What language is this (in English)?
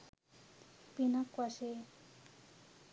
Sinhala